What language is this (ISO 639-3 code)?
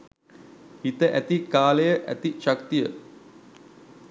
sin